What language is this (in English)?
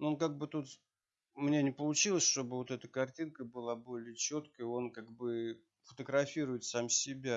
Russian